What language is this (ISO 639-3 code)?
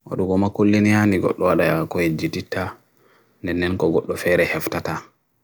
fui